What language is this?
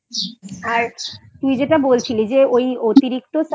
Bangla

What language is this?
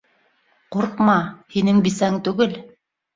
Bashkir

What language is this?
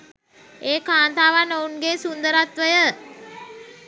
Sinhala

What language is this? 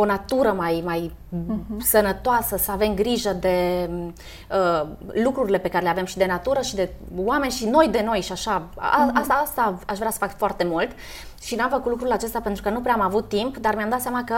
Romanian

